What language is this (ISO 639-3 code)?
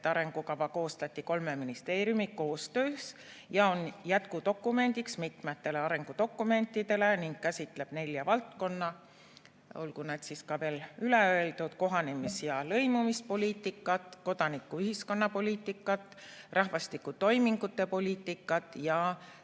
est